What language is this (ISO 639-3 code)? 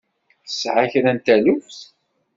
kab